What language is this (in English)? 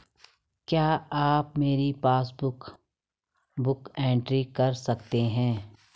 Hindi